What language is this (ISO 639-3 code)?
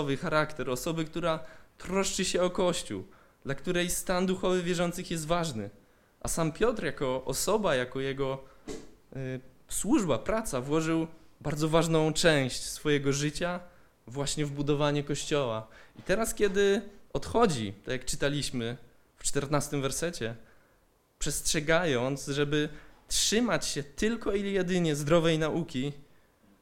pol